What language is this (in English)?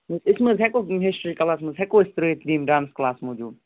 Kashmiri